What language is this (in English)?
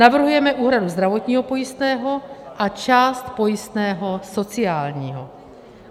Czech